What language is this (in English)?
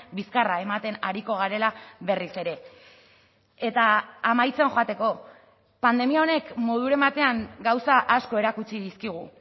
Basque